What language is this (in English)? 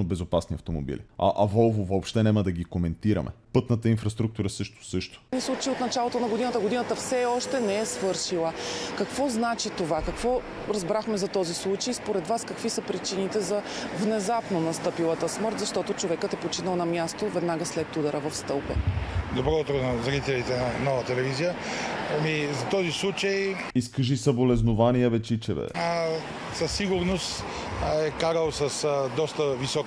Bulgarian